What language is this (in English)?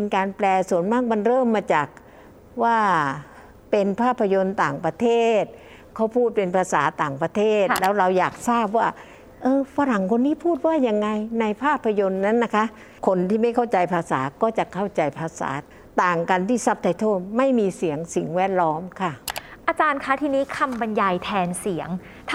Thai